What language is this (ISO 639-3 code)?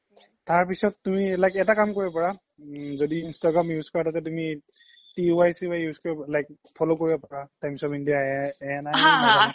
asm